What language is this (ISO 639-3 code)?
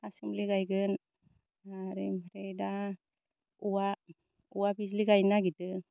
brx